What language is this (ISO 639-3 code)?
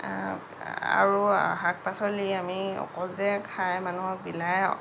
asm